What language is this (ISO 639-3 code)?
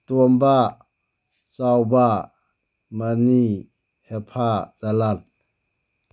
mni